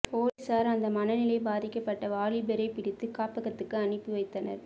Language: Tamil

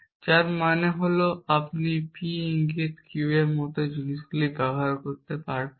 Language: Bangla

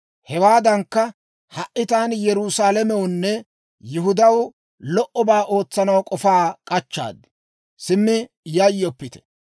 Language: Dawro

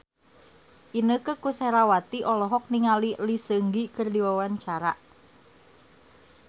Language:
Sundanese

